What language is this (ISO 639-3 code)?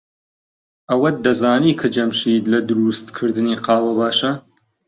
ckb